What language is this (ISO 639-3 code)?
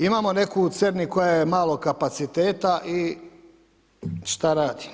hrv